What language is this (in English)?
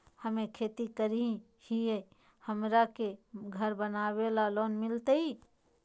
Magahi